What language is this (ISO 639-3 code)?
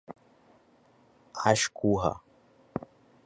por